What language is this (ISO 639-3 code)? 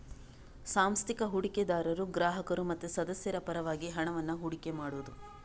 kan